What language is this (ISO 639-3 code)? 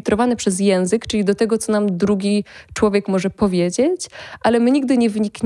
pol